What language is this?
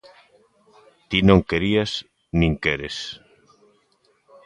Galician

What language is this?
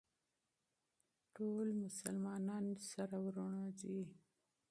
Pashto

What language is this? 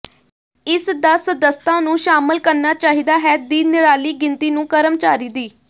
Punjabi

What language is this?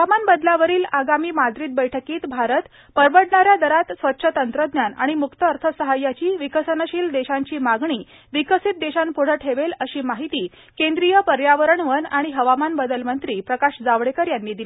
Marathi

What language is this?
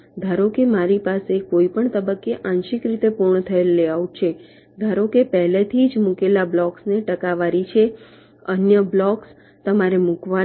Gujarati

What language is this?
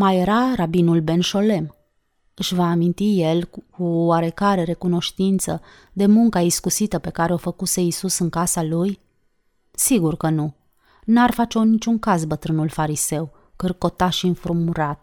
Romanian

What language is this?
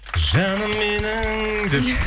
Kazakh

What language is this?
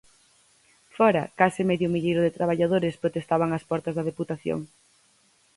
Galician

